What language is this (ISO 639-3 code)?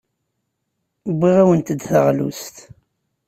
kab